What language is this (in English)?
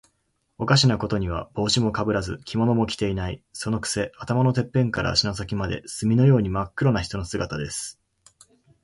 Japanese